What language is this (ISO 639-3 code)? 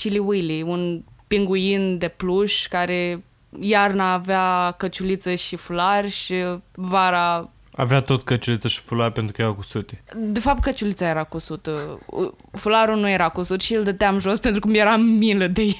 ron